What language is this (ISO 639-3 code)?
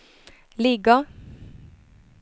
swe